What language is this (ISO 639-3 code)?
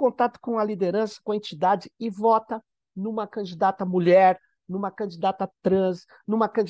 por